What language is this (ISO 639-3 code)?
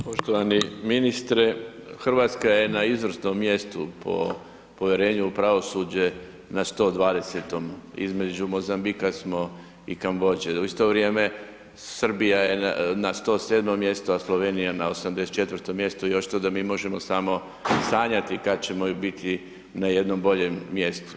hrv